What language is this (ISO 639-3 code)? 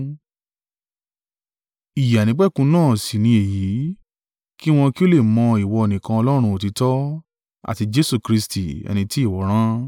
yor